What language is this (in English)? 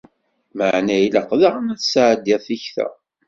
Kabyle